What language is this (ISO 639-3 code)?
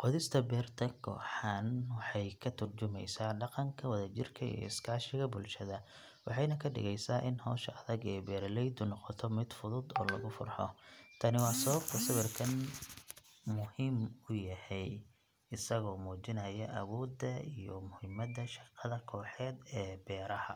som